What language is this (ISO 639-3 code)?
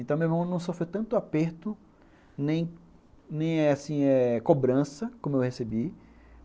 por